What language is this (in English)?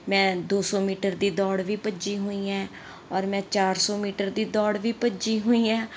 Punjabi